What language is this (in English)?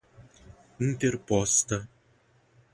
Portuguese